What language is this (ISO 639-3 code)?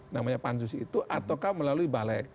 ind